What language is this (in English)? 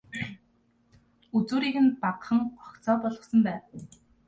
Mongolian